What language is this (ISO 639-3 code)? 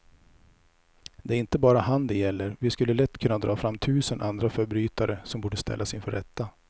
swe